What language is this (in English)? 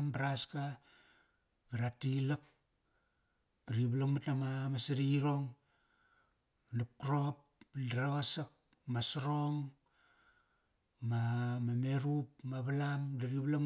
Kairak